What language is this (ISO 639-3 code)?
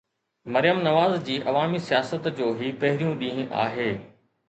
snd